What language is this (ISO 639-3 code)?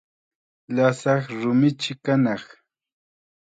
qxa